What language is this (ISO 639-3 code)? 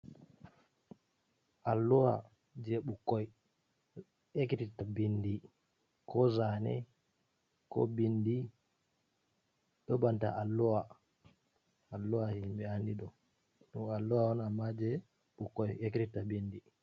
ful